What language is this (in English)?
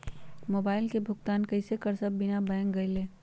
Magahi